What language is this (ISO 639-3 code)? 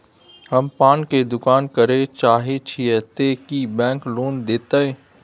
mai